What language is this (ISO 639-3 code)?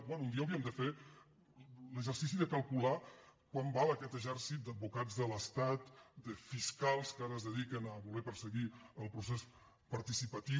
cat